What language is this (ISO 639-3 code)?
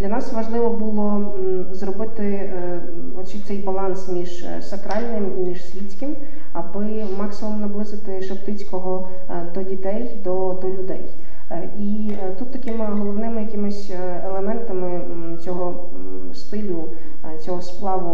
ukr